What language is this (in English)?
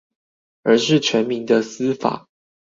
Chinese